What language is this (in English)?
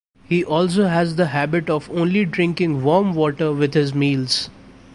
English